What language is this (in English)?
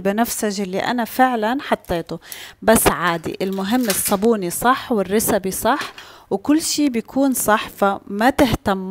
Arabic